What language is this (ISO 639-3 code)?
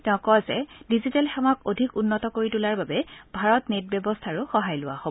asm